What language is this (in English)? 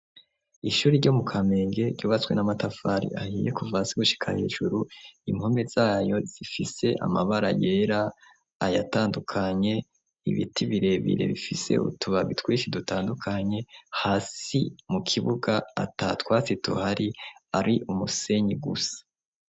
Rundi